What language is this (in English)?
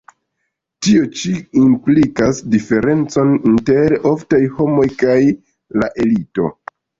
Esperanto